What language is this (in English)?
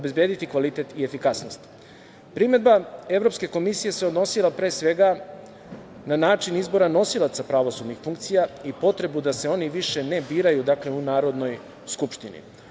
Serbian